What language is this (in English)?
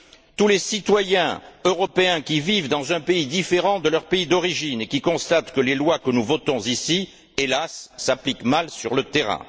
French